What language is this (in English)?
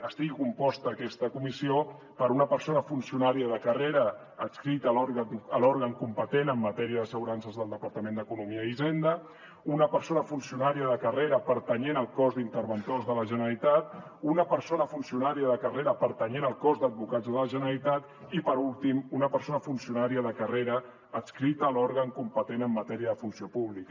Catalan